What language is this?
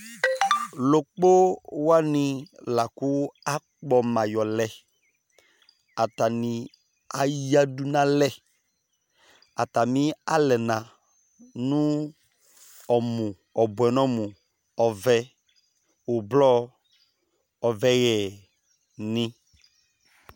Ikposo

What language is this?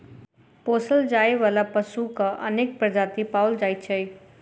Maithili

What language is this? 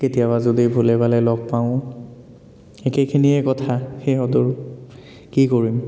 Assamese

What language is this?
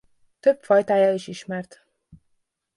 Hungarian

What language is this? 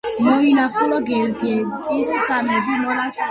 Georgian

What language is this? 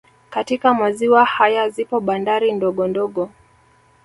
Swahili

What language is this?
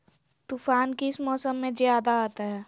Magahi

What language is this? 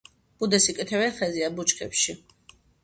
Georgian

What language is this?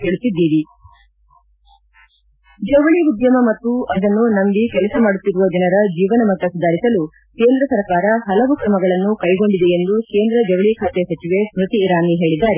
Kannada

